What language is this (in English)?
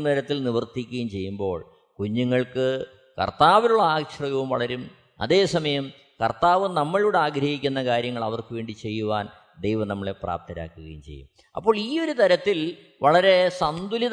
Malayalam